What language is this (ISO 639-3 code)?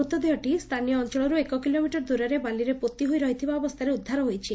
ori